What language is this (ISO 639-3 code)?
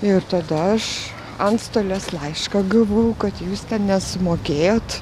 lit